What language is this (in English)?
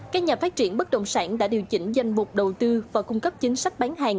Vietnamese